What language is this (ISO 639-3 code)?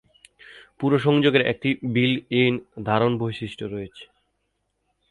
ben